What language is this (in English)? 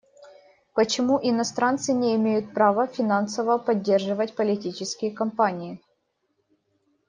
Russian